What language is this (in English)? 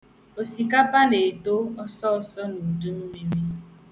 Igbo